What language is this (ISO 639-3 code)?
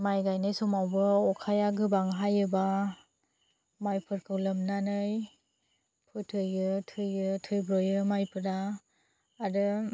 brx